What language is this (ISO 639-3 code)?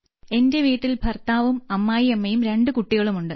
mal